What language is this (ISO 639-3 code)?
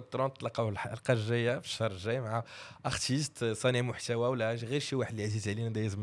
ara